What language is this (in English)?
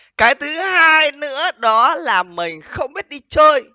Vietnamese